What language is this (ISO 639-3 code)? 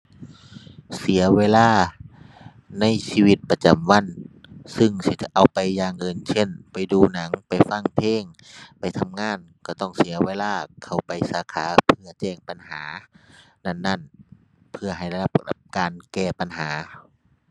tha